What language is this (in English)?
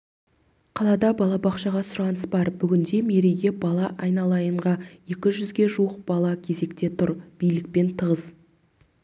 Kazakh